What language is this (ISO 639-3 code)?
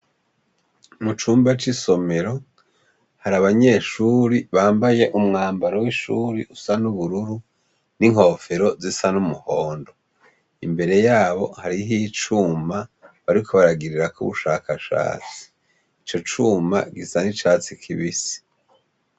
run